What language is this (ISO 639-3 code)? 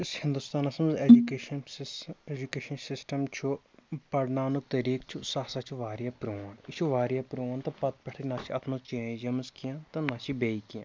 kas